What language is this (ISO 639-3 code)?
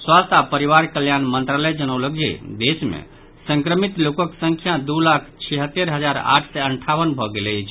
mai